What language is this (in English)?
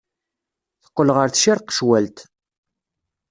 Kabyle